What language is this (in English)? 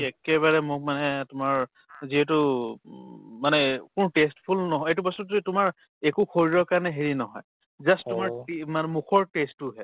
Assamese